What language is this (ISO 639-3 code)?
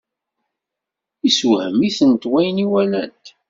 kab